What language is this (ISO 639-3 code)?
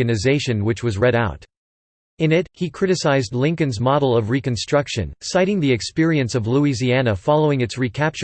eng